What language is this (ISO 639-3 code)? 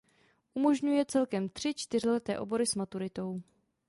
ces